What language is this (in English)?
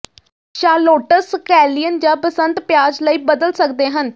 Punjabi